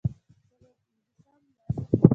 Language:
Pashto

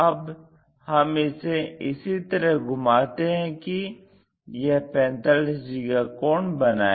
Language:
Hindi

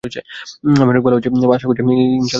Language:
Bangla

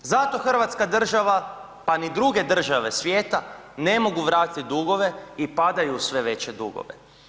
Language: Croatian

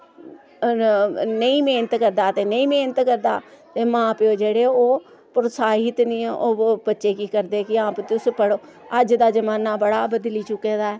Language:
Dogri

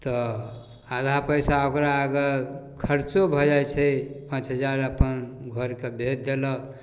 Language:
Maithili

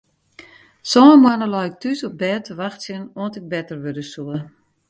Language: Western Frisian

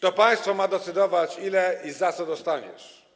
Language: Polish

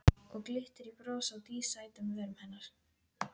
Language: Icelandic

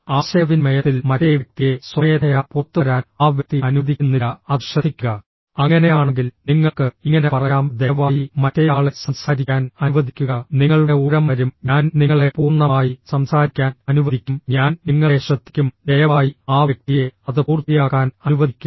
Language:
Malayalam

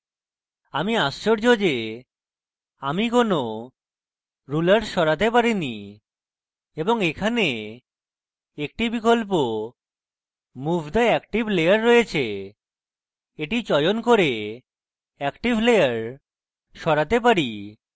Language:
Bangla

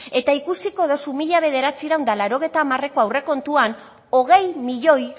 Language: Basque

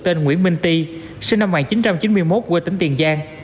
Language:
Vietnamese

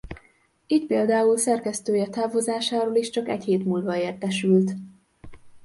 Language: Hungarian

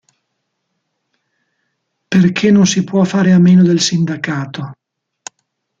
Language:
Italian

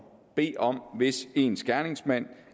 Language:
Danish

